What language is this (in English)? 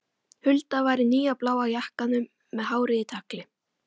Icelandic